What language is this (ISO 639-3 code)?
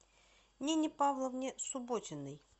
rus